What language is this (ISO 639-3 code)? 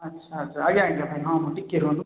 ori